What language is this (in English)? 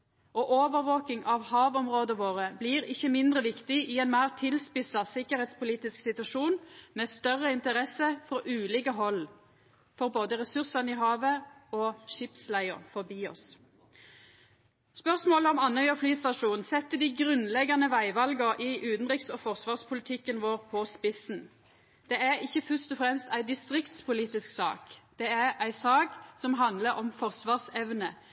Norwegian Nynorsk